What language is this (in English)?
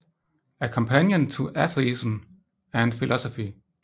Danish